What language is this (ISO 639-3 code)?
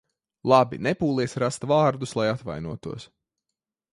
lav